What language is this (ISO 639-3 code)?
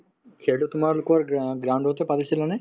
asm